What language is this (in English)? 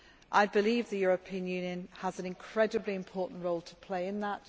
English